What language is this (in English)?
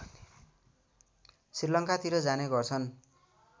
Nepali